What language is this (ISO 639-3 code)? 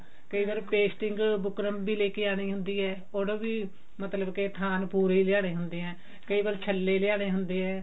pan